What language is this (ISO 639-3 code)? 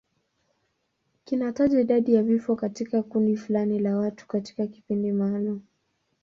swa